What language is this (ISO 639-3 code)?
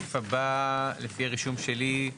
heb